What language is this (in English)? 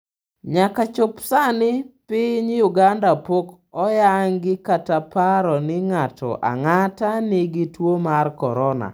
Luo (Kenya and Tanzania)